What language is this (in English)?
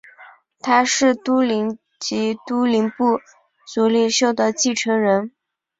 Chinese